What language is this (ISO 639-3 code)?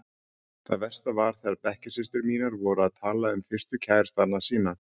isl